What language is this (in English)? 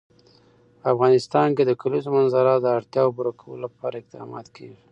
Pashto